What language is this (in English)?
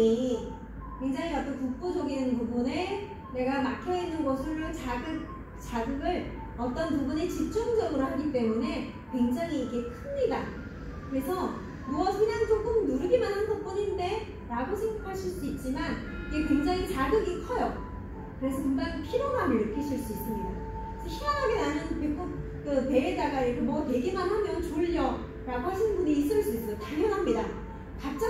Korean